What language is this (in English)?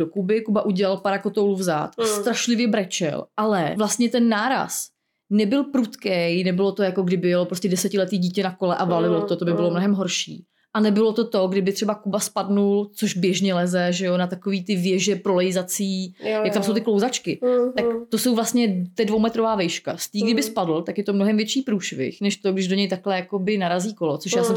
Czech